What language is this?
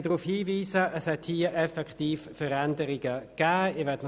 Swiss German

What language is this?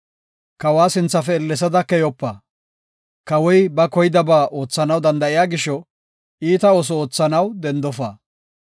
Gofa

